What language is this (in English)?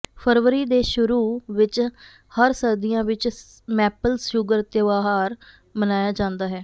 Punjabi